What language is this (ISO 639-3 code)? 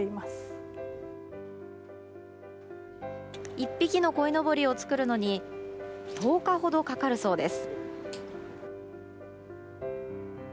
jpn